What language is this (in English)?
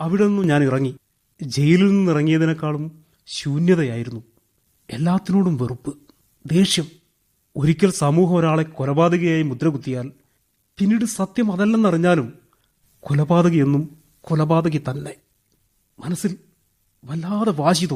Malayalam